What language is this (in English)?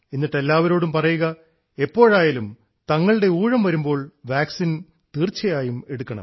Malayalam